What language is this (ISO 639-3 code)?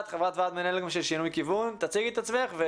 heb